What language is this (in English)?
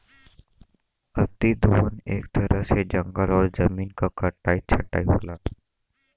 Bhojpuri